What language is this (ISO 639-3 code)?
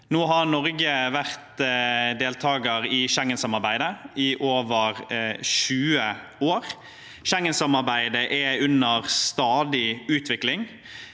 nor